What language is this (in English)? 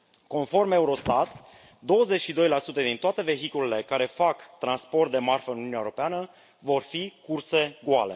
Romanian